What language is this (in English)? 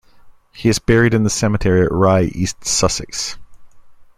English